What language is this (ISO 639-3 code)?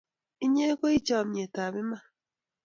kln